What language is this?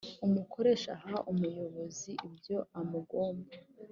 Kinyarwanda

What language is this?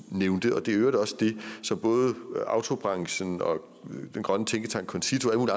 Danish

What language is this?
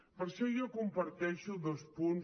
Catalan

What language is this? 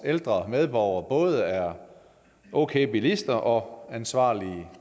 Danish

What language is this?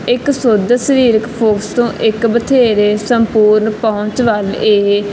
Punjabi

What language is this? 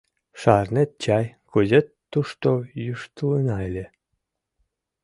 Mari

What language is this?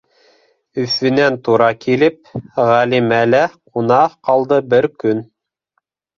Bashkir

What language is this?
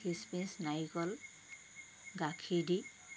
Assamese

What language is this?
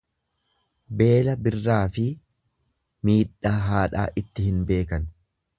Oromo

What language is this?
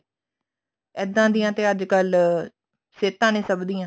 Punjabi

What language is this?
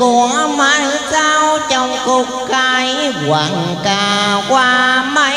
Vietnamese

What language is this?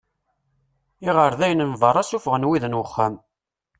Kabyle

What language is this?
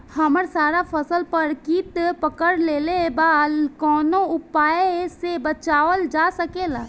Bhojpuri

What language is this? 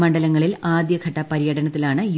Malayalam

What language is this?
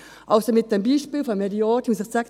Swiss German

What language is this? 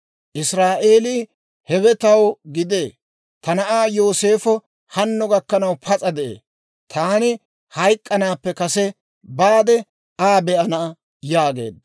Dawro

